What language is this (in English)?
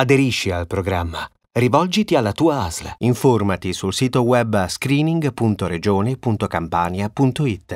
Italian